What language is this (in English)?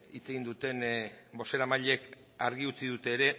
Basque